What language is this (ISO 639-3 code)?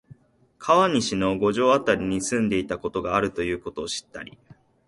jpn